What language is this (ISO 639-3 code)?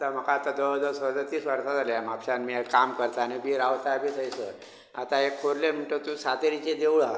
kok